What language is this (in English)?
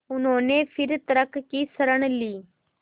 Hindi